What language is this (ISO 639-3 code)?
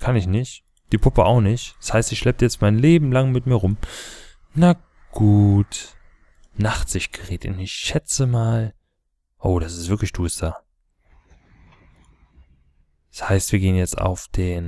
deu